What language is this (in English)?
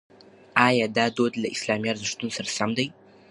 Pashto